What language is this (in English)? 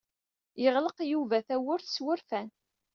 Kabyle